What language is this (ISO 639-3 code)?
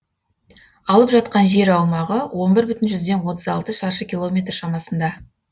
kaz